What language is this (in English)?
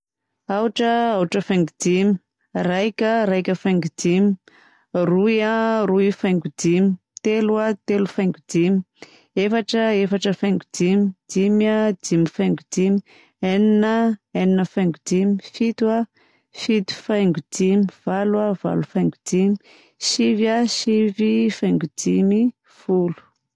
Southern Betsimisaraka Malagasy